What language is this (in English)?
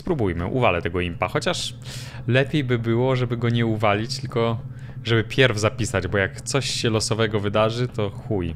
Polish